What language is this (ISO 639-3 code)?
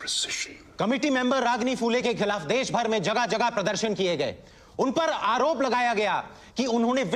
hin